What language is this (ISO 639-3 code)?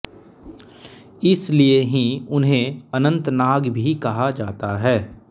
hin